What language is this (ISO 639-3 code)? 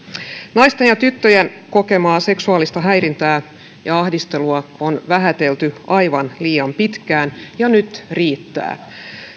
fin